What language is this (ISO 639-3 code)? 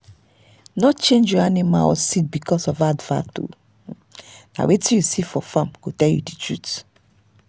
pcm